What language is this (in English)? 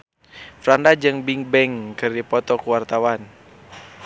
Sundanese